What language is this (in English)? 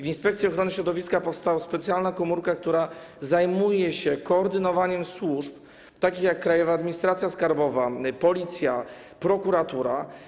Polish